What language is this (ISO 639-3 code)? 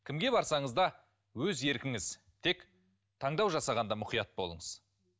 kaz